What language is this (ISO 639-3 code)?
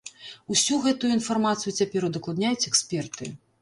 bel